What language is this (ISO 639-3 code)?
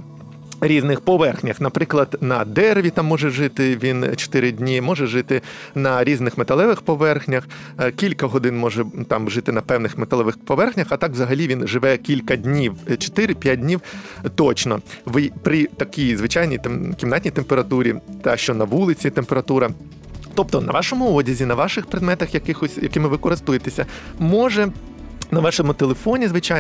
ukr